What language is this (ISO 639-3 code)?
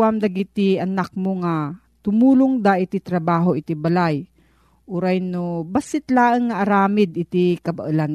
fil